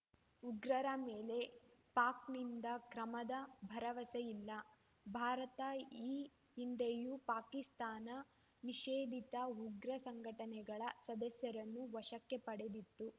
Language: Kannada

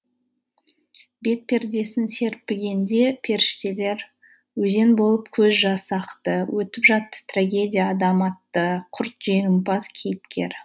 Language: Kazakh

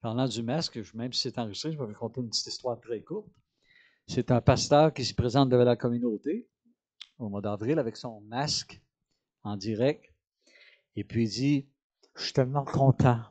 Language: French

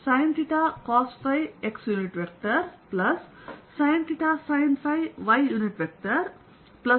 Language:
Kannada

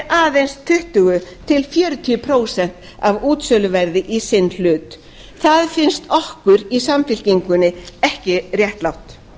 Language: Icelandic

